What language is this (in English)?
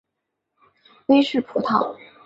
Chinese